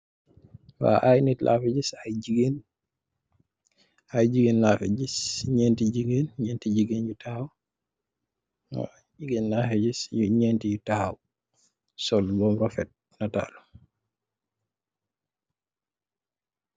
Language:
Wolof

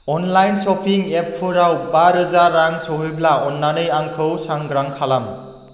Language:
Bodo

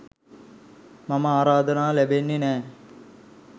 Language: Sinhala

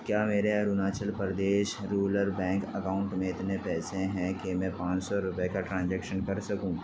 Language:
Urdu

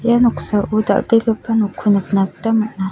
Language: Garo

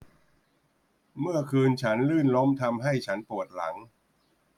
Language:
Thai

